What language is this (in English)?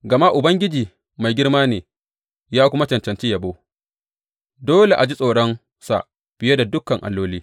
Hausa